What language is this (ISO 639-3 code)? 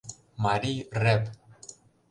chm